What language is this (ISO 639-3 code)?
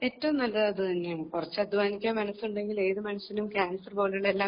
mal